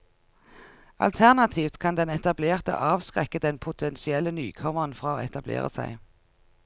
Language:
Norwegian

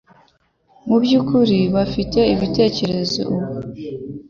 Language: Kinyarwanda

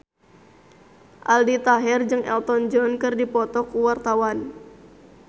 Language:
Sundanese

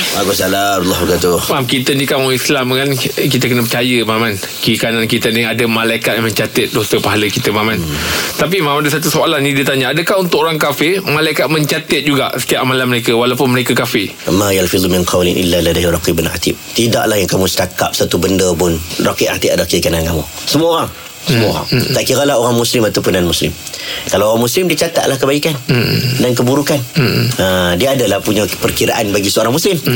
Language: Malay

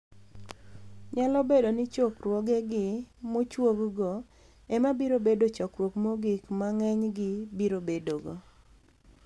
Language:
Luo (Kenya and Tanzania)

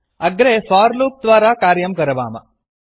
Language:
Sanskrit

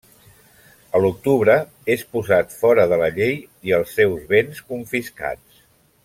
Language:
Catalan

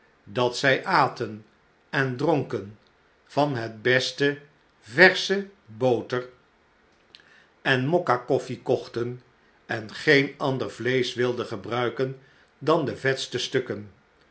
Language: Dutch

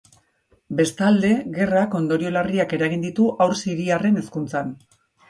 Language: Basque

